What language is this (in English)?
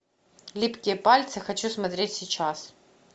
Russian